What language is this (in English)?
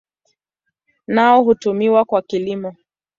Swahili